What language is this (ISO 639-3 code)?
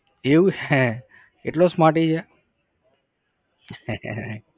guj